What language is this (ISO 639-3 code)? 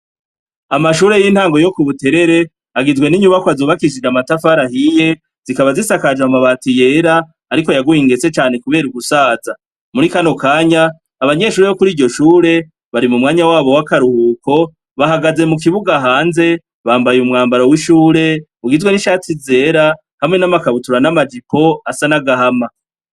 run